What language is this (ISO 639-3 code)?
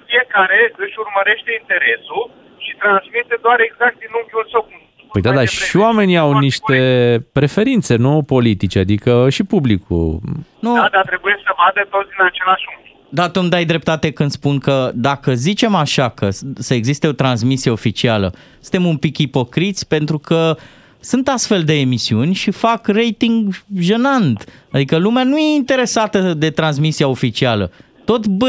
ron